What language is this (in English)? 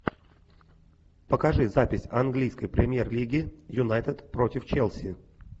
Russian